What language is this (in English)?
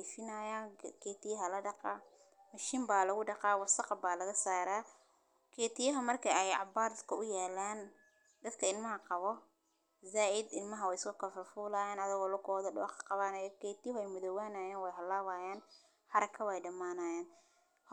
Somali